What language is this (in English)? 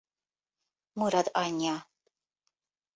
Hungarian